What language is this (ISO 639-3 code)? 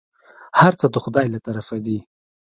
pus